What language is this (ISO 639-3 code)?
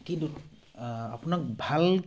asm